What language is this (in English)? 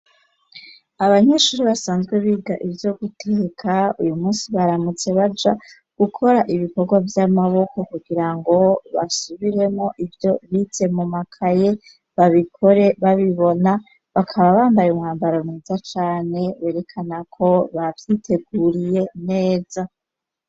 Rundi